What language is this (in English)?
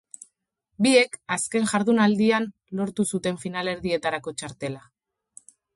Basque